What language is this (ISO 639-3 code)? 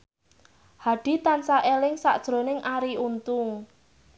jav